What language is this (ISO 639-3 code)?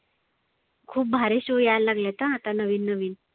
mar